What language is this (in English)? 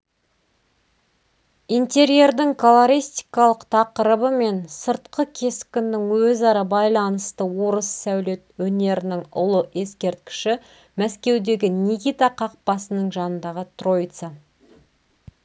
Kazakh